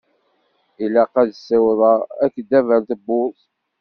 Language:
Kabyle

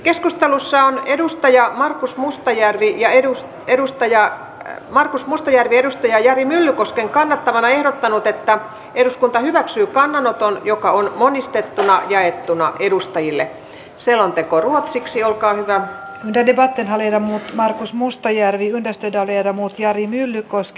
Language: Finnish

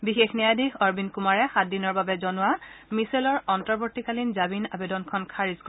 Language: Assamese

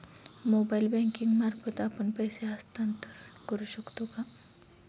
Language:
Marathi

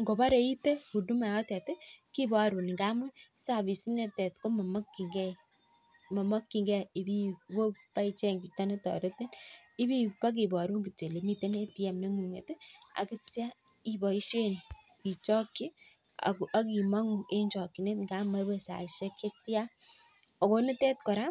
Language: Kalenjin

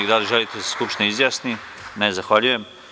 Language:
Serbian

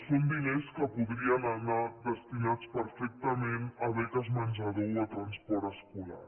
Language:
Catalan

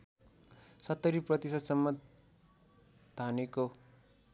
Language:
Nepali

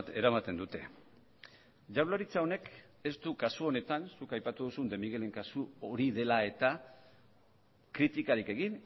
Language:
Basque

